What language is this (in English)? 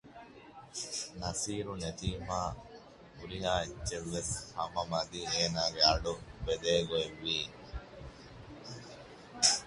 Divehi